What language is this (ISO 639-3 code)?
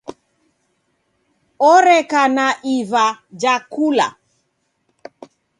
dav